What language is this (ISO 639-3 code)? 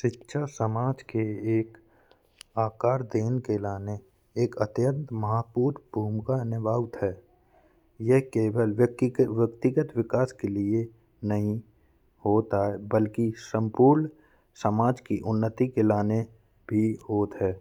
bns